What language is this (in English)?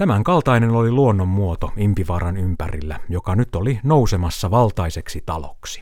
Finnish